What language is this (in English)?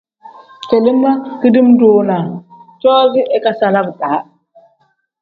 Tem